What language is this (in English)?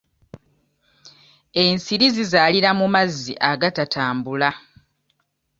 Ganda